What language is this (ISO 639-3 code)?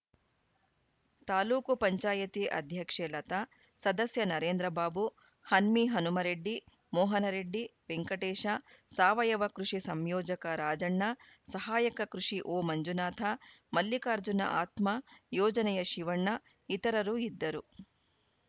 kan